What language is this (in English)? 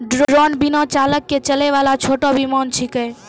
Maithili